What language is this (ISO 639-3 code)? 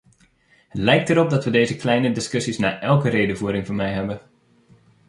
nld